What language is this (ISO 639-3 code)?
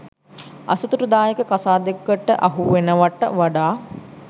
sin